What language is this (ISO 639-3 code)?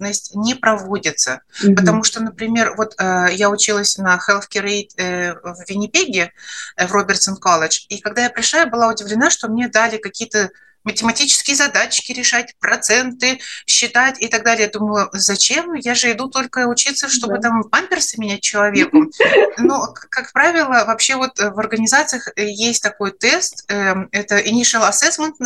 rus